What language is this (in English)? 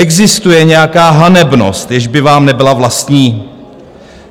Czech